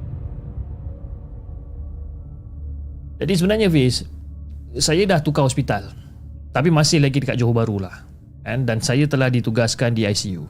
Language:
Malay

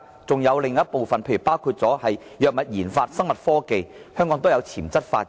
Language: Cantonese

